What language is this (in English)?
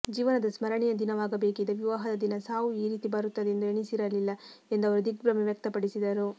Kannada